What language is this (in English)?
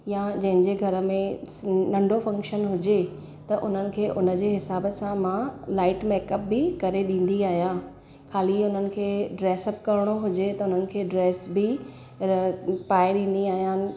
Sindhi